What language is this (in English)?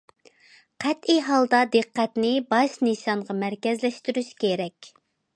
Uyghur